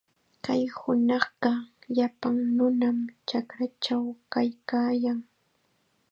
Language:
Chiquián Ancash Quechua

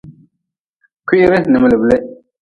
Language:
Nawdm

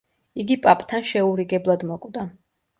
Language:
Georgian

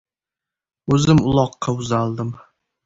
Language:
Uzbek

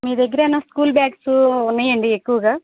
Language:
Telugu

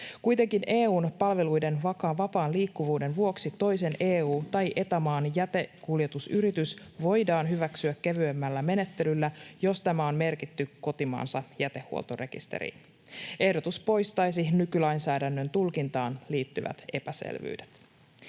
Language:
Finnish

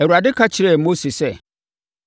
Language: Akan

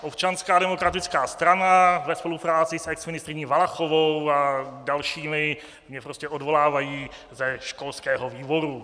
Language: Czech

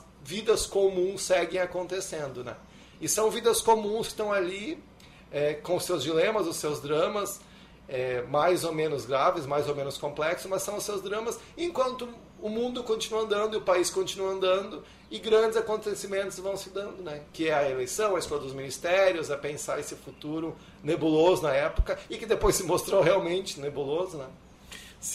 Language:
Portuguese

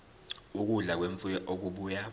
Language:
Zulu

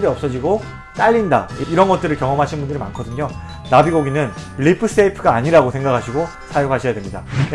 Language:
Korean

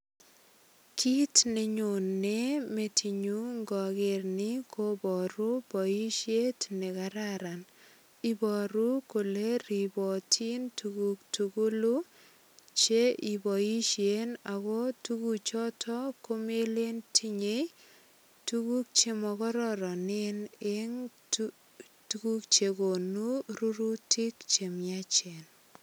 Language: Kalenjin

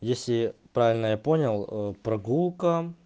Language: Russian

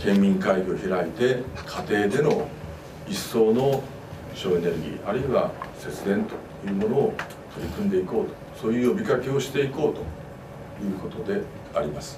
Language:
Japanese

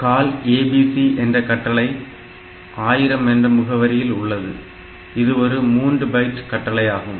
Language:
Tamil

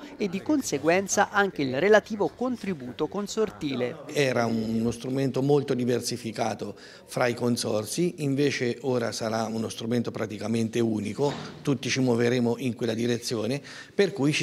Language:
Italian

